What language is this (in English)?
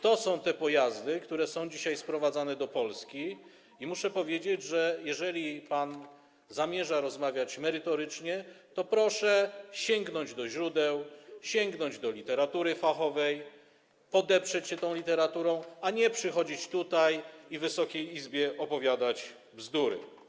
Polish